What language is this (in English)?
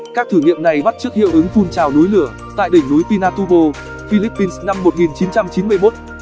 Vietnamese